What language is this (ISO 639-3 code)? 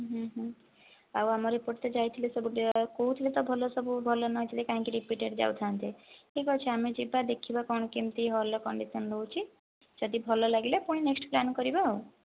ori